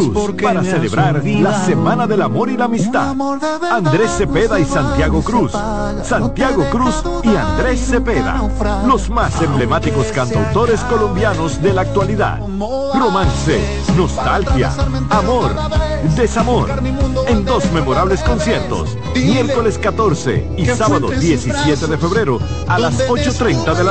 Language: Spanish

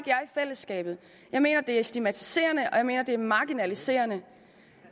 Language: Danish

